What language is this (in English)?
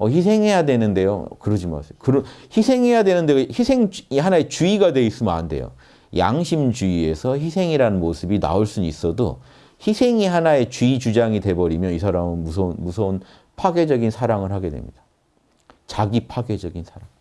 Korean